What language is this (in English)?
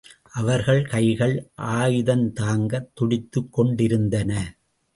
Tamil